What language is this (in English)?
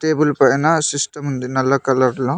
Telugu